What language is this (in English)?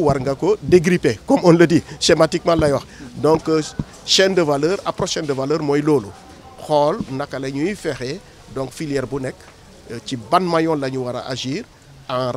French